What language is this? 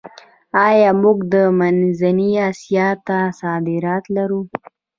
Pashto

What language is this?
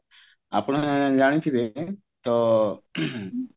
Odia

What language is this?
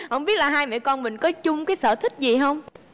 Vietnamese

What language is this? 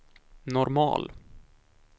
Swedish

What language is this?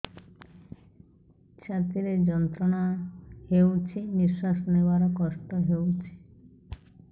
Odia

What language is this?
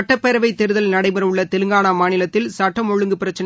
Tamil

